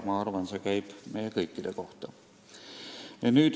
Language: Estonian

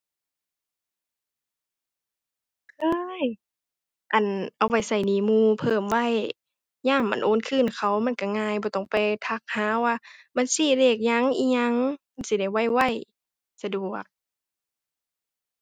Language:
Thai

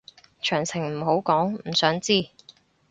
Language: Cantonese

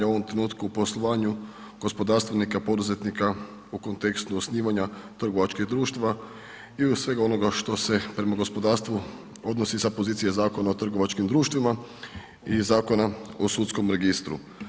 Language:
Croatian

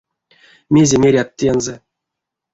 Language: Erzya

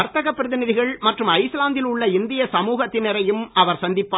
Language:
Tamil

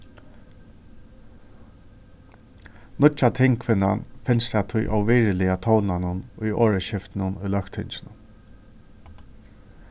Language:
Faroese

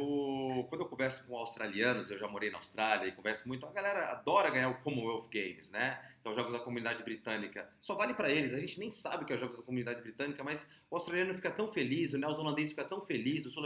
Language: Portuguese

